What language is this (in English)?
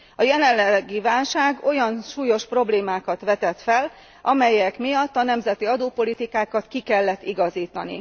Hungarian